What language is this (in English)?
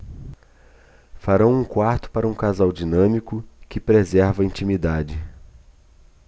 Portuguese